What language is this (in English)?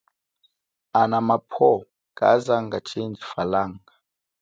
Chokwe